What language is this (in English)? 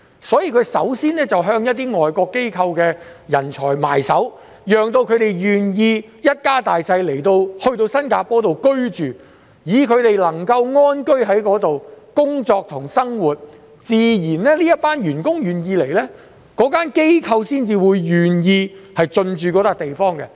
Cantonese